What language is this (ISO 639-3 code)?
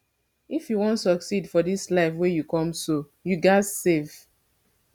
pcm